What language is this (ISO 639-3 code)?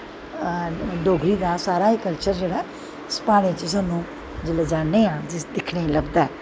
doi